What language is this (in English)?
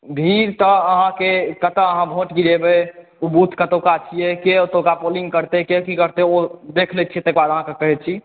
Maithili